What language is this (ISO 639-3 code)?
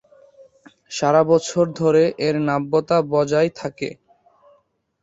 ben